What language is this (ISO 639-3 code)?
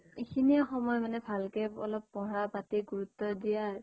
asm